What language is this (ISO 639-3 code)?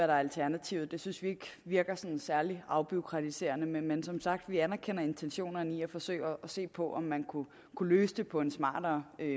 dan